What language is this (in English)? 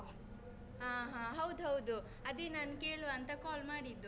Kannada